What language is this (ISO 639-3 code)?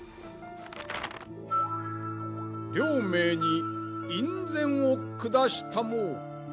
jpn